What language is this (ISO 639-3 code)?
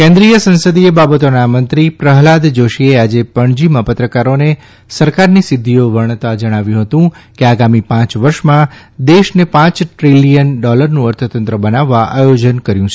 guj